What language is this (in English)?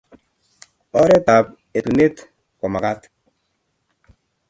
Kalenjin